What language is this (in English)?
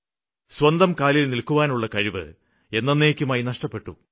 Malayalam